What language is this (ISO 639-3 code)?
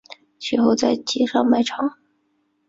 zho